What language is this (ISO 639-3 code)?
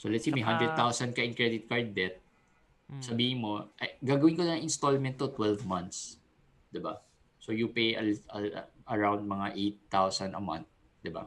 fil